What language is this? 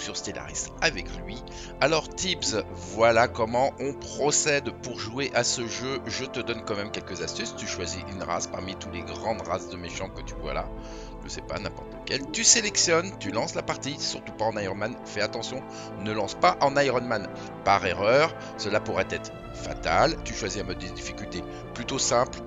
French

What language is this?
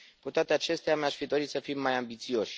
Romanian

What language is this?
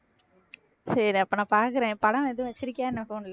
Tamil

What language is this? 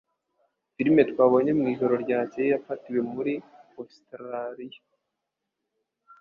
Kinyarwanda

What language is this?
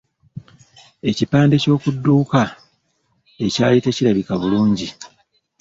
Ganda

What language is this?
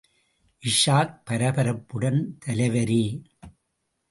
Tamil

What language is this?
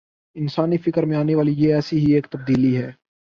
Urdu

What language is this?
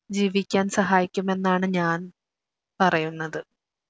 Malayalam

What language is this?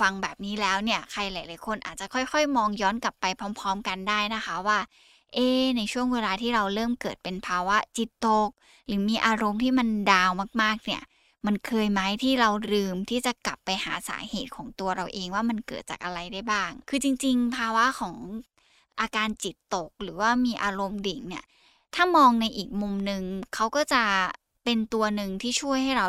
Thai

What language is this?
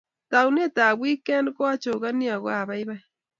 Kalenjin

